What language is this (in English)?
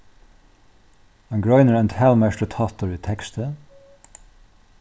Faroese